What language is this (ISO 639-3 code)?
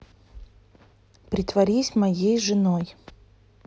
rus